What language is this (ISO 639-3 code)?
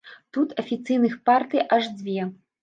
bel